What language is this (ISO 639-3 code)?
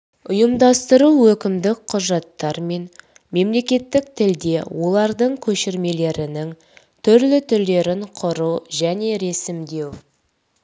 kaz